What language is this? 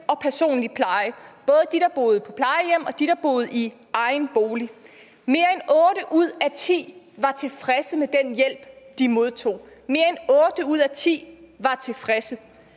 Danish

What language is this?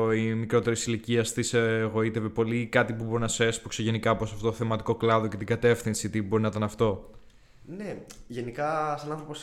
Greek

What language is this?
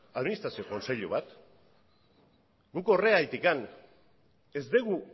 Basque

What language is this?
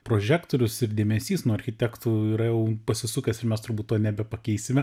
Lithuanian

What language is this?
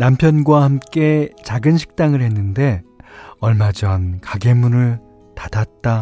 Korean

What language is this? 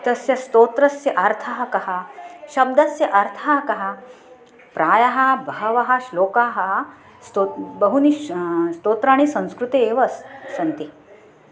Sanskrit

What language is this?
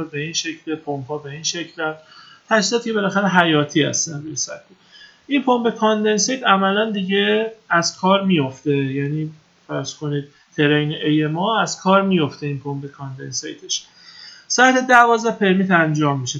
Persian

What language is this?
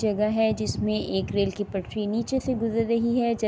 Urdu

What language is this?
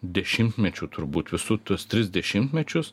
Lithuanian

